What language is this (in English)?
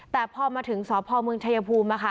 Thai